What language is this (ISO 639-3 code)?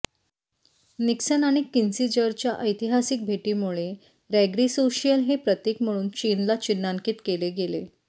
mar